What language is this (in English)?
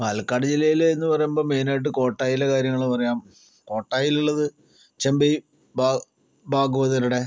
Malayalam